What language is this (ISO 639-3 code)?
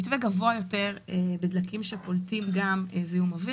heb